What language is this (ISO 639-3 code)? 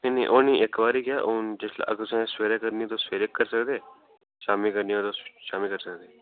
doi